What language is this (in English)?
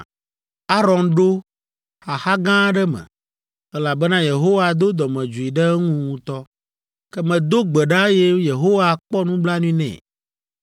Ewe